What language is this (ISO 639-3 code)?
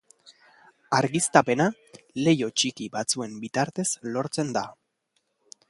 eus